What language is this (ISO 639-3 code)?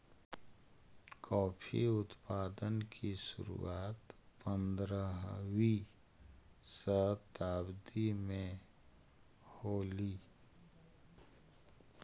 mag